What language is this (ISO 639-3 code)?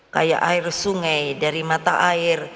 ind